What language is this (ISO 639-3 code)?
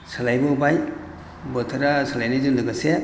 brx